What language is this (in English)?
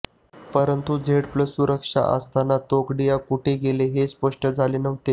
Marathi